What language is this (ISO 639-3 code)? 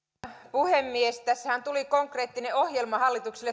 fin